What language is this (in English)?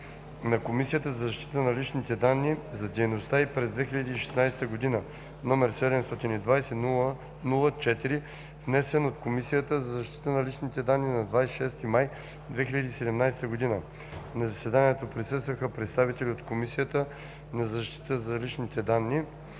Bulgarian